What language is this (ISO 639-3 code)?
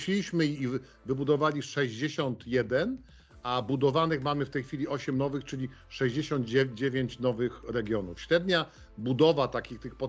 pol